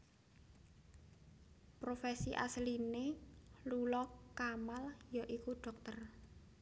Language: Javanese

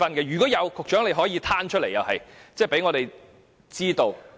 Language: Cantonese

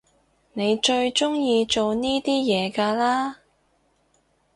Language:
Cantonese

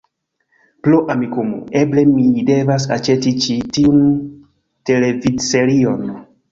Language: Esperanto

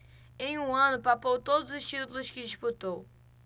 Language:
Portuguese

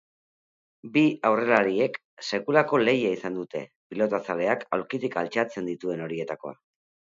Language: Basque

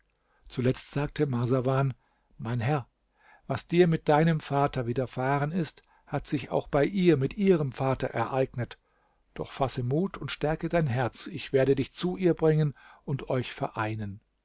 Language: German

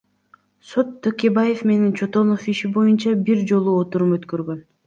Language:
Kyrgyz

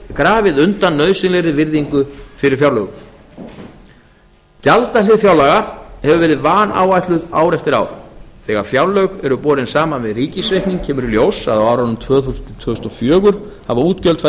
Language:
Icelandic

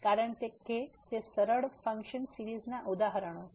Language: Gujarati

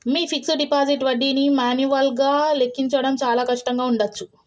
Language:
Telugu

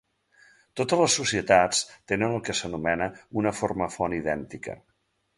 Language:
Catalan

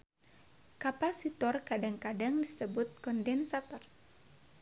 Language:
Sundanese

